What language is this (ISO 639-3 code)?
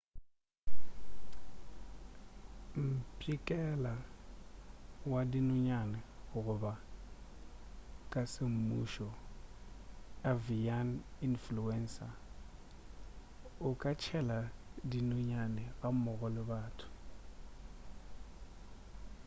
nso